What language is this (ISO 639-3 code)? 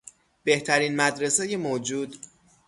fas